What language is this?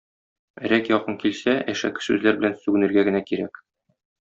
Tatar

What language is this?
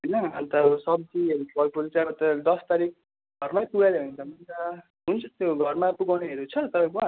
Nepali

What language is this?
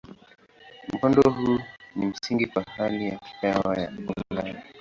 Swahili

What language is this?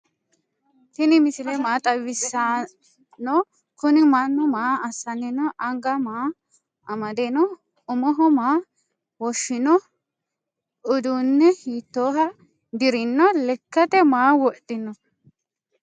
Sidamo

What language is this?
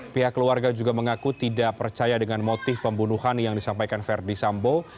Indonesian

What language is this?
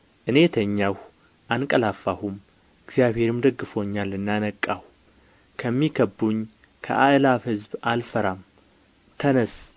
Amharic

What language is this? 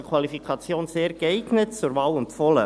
Swiss German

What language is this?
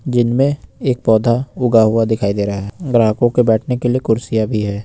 Hindi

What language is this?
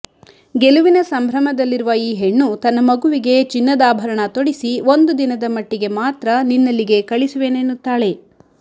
Kannada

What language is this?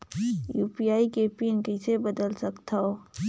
Chhattisgarhi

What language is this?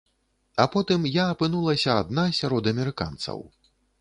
Belarusian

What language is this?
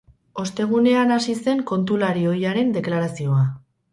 Basque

